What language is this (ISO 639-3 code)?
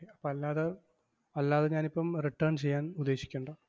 mal